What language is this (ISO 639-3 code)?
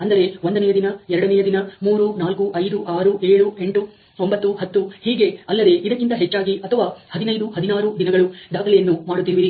kan